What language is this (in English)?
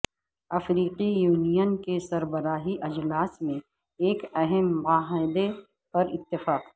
Urdu